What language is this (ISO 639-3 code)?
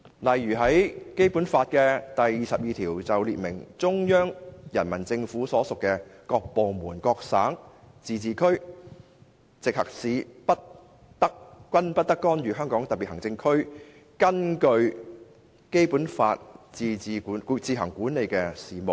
yue